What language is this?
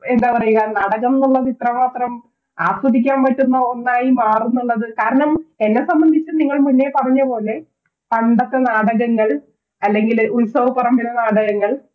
Malayalam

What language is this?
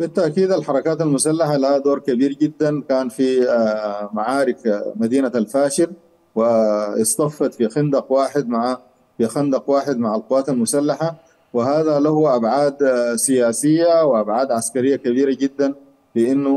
Arabic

